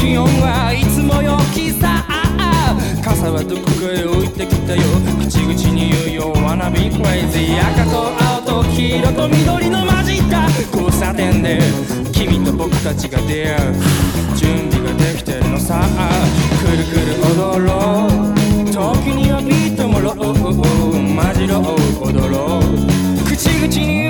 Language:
Chinese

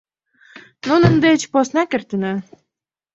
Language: Mari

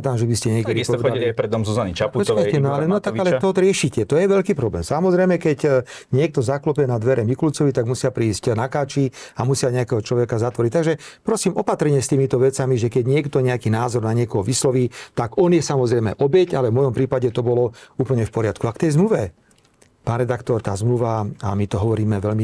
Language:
Slovak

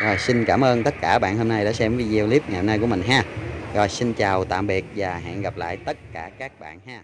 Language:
Vietnamese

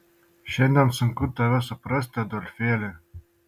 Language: Lithuanian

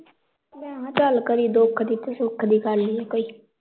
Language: Punjabi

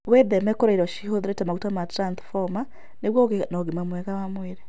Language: Kikuyu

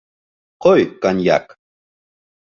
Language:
Bashkir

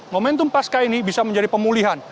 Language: Indonesian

